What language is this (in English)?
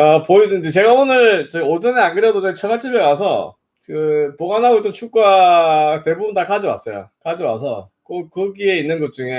Korean